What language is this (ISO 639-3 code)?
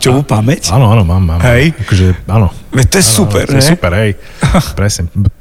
slk